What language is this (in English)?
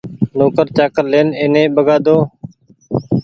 Goaria